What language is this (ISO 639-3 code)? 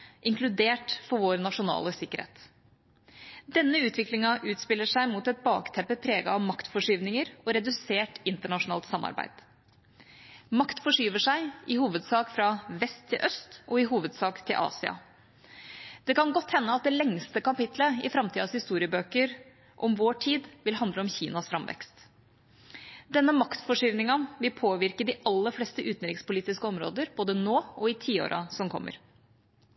nob